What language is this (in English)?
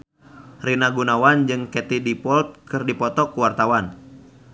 Sundanese